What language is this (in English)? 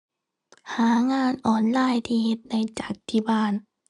Thai